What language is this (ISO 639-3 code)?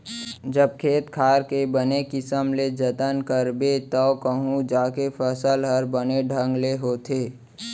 hne